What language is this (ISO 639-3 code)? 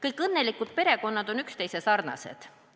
est